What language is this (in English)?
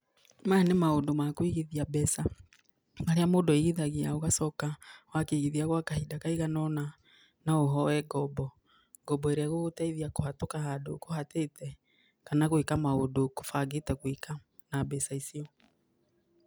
Kikuyu